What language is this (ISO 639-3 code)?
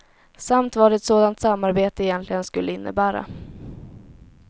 swe